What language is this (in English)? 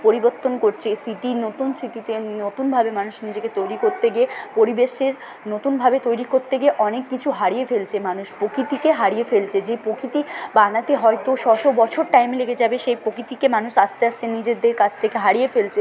Bangla